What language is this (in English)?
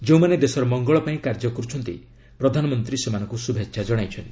Odia